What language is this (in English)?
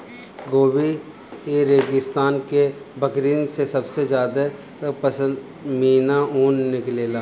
Bhojpuri